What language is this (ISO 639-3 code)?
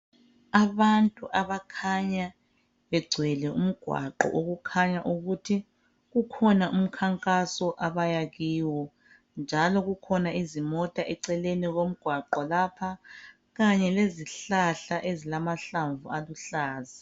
nde